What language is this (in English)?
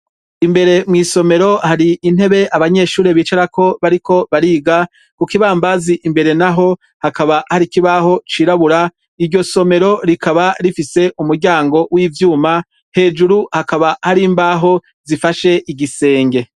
Rundi